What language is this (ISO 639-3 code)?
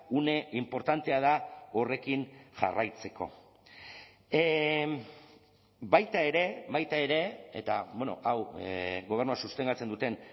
eus